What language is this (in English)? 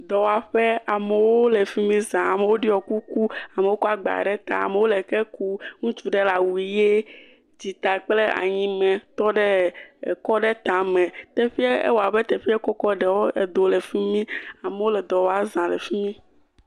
Ewe